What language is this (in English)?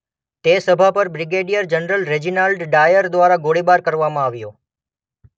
Gujarati